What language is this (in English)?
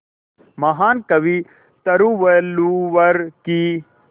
Hindi